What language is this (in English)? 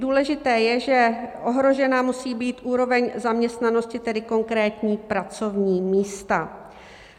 Czech